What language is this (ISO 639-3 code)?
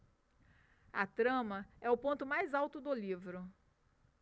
por